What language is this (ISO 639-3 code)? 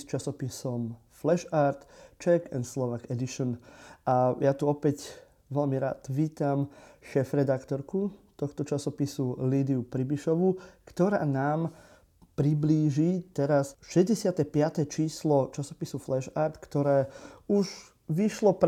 slk